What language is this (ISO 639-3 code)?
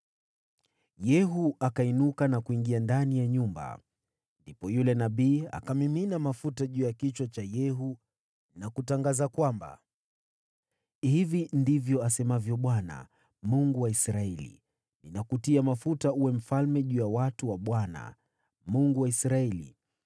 swa